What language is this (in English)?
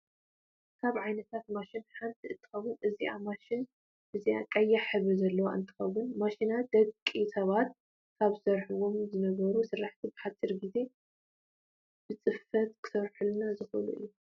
Tigrinya